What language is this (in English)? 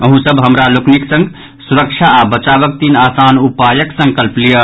Maithili